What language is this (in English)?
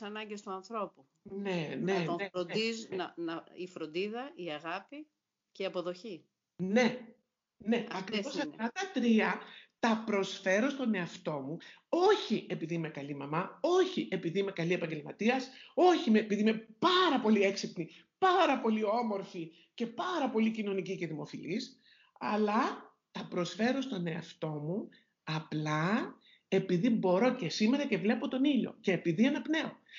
Greek